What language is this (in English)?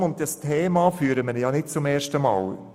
Swiss German